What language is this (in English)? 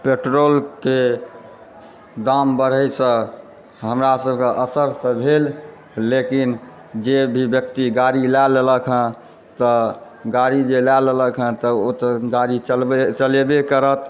Maithili